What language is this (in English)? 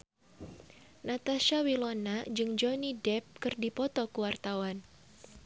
Sundanese